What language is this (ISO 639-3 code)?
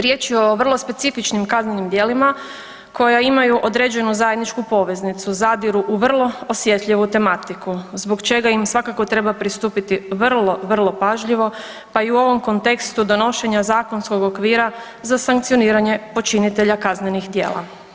hrv